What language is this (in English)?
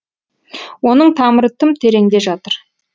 Kazakh